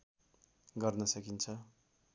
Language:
Nepali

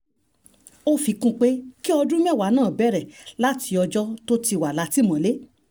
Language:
Yoruba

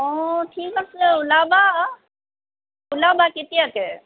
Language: Assamese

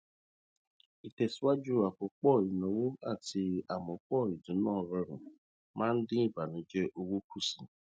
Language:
Yoruba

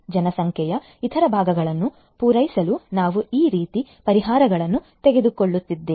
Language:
Kannada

